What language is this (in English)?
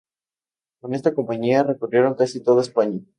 Spanish